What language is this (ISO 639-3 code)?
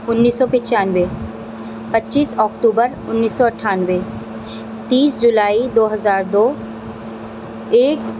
urd